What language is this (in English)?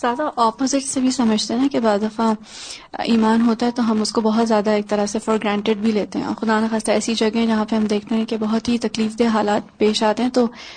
Urdu